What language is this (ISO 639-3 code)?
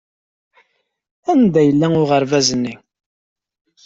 kab